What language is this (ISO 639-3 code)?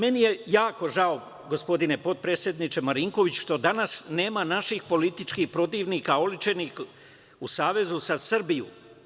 srp